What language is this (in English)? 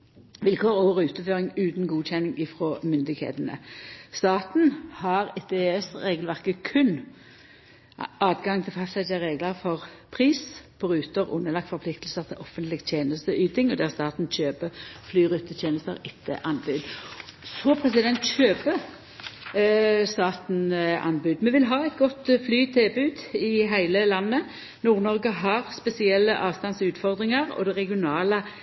Norwegian Nynorsk